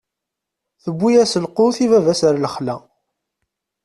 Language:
Kabyle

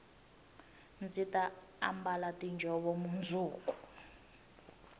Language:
Tsonga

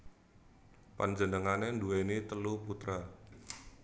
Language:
Javanese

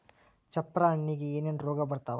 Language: Kannada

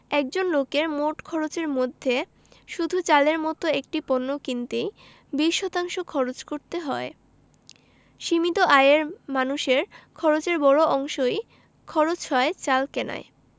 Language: Bangla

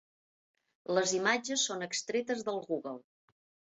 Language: Catalan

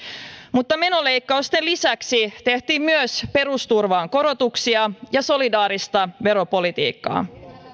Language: Finnish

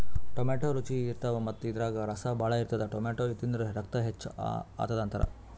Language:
Kannada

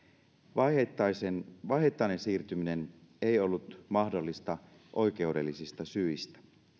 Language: Finnish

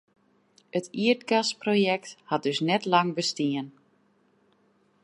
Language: Western Frisian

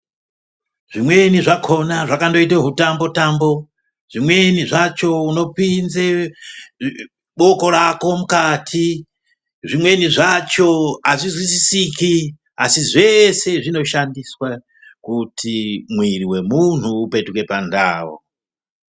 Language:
Ndau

